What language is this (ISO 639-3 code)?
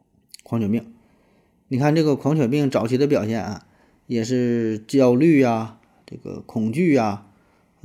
zho